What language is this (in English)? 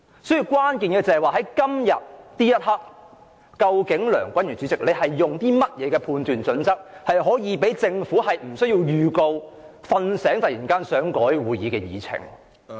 Cantonese